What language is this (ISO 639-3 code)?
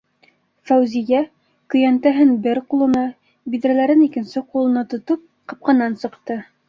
bak